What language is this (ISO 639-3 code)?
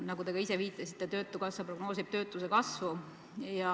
est